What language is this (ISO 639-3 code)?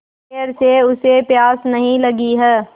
hin